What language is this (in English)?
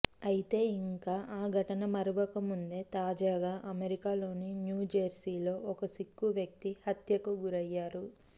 Telugu